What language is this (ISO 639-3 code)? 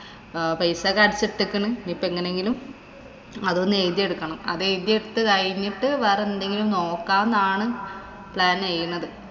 mal